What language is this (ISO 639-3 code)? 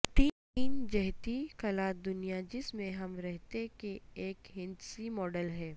urd